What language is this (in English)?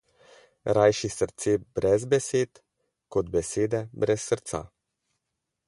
Slovenian